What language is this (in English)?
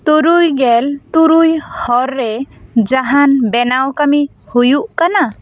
Santali